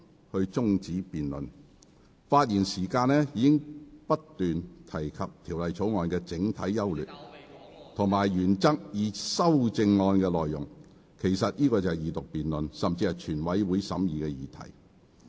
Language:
Cantonese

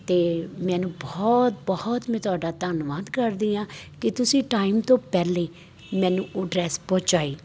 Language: Punjabi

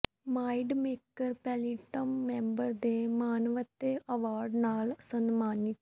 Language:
Punjabi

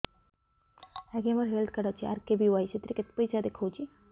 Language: Odia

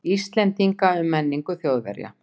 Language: Icelandic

